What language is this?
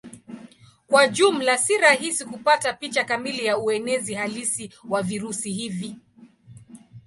Swahili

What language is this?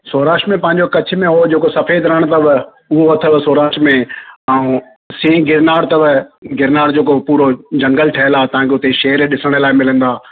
Sindhi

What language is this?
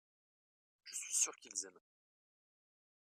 French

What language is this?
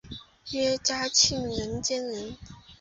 Chinese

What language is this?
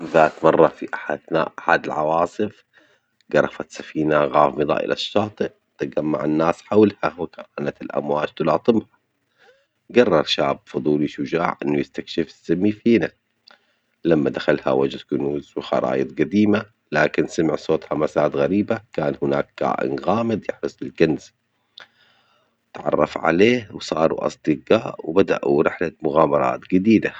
Omani Arabic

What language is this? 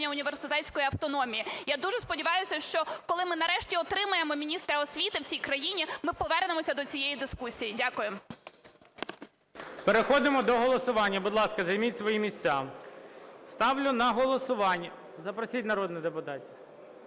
Ukrainian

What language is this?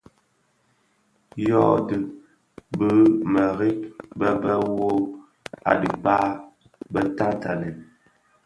Bafia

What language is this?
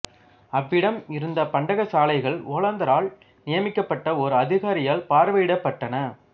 Tamil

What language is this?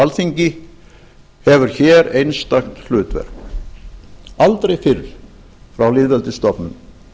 Icelandic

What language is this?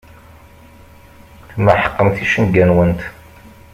Kabyle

